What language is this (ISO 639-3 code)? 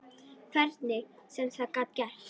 isl